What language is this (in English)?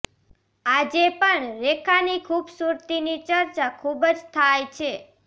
Gujarati